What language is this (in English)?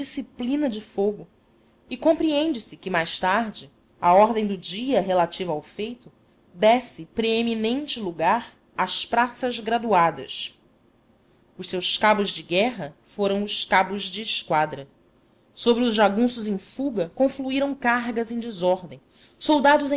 Portuguese